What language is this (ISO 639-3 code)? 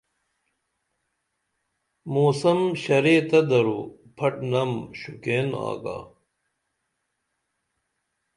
dml